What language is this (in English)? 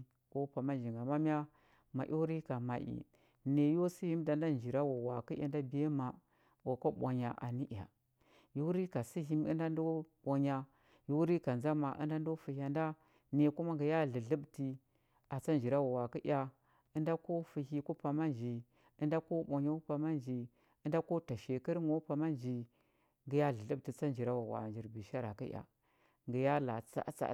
Huba